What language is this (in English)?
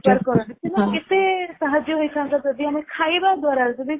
Odia